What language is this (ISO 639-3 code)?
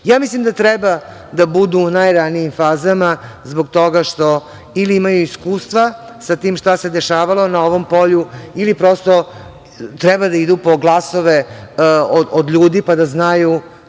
srp